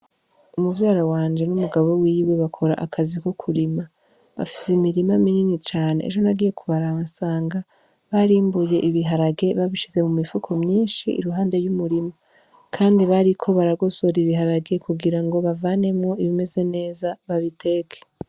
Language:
Rundi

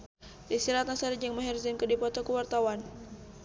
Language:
Sundanese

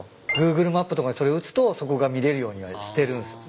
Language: Japanese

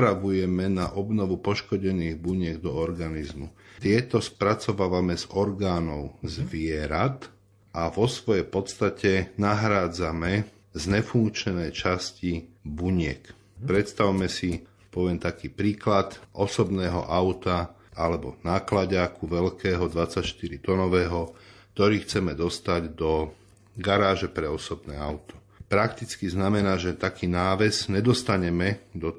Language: Slovak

